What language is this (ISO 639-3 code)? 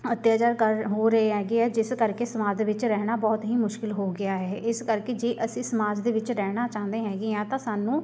pan